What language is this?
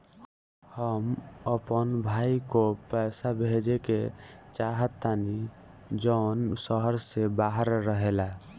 Bhojpuri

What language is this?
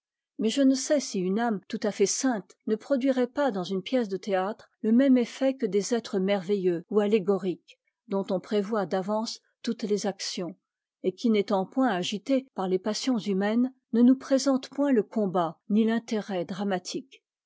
French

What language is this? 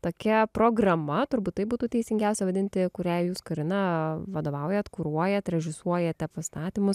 Lithuanian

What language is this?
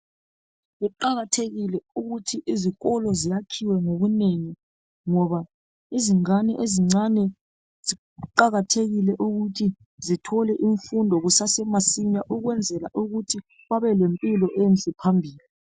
North Ndebele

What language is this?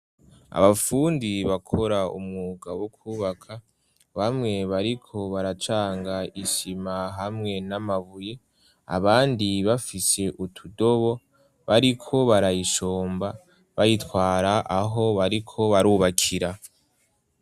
Rundi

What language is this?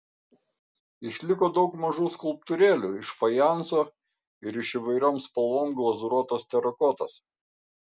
Lithuanian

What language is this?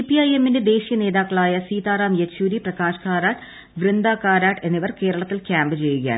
Malayalam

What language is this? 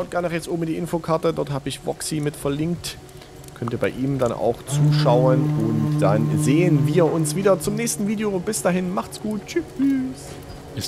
German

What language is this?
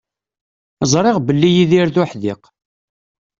Kabyle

